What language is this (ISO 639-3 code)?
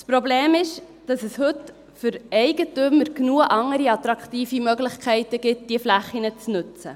gsw